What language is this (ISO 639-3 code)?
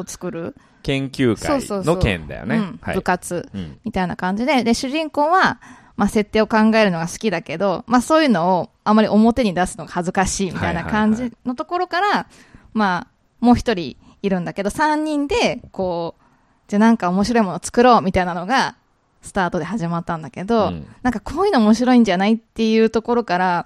jpn